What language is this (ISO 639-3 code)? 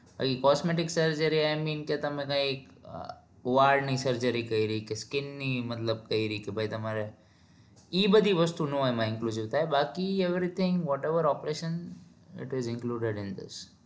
guj